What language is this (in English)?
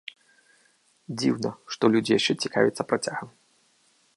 Belarusian